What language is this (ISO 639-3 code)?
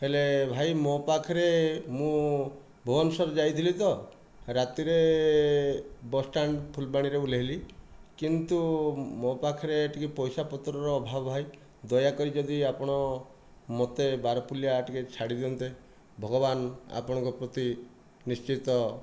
ori